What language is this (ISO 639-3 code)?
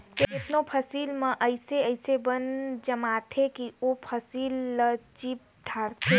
hne